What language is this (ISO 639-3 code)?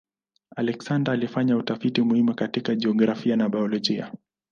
swa